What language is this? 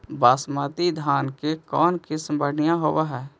Magahi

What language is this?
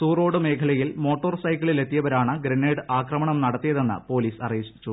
Malayalam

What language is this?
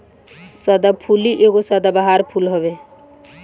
Bhojpuri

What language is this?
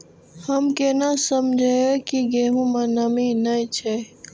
Maithili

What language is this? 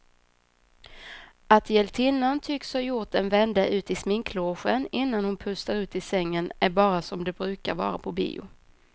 Swedish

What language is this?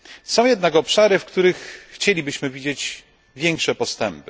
Polish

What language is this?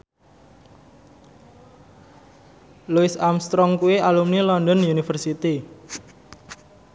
Javanese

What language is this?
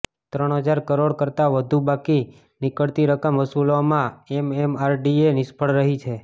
Gujarati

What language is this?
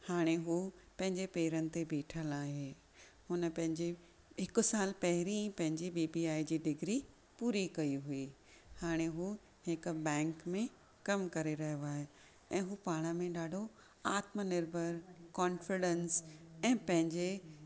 Sindhi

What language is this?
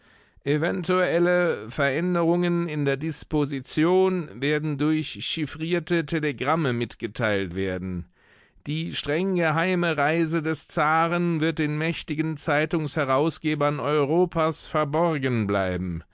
German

